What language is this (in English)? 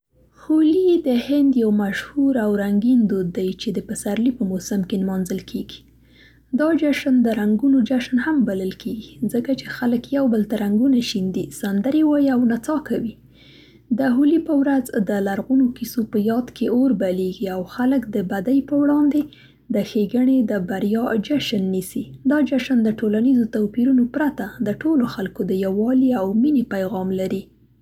Central Pashto